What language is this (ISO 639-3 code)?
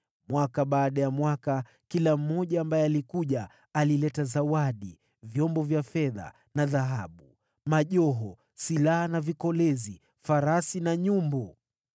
swa